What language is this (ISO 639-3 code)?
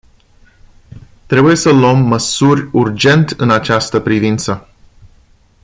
ron